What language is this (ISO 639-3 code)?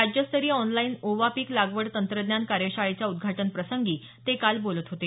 mar